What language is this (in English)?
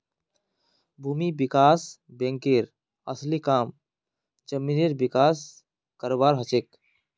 Magahi